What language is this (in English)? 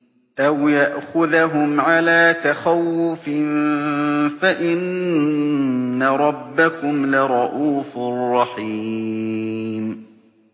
Arabic